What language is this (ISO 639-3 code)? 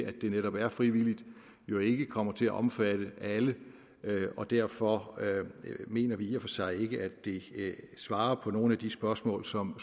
dan